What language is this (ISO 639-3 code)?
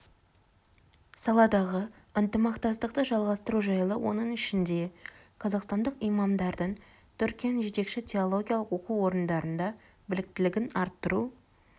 kaz